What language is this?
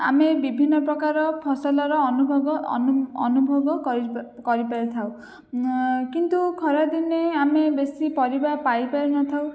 Odia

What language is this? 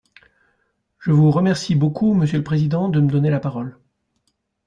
French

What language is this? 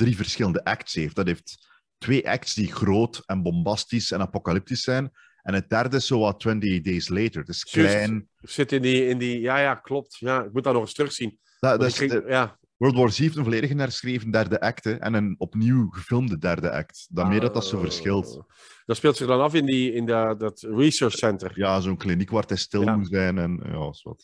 Dutch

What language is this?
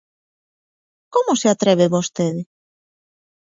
Galician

